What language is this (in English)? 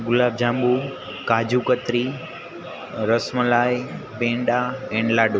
Gujarati